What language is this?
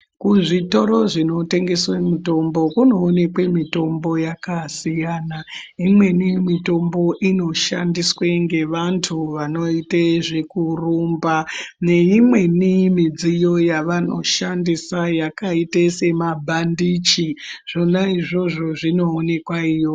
Ndau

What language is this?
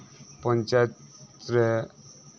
Santali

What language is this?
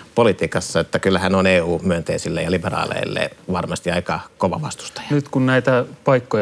Finnish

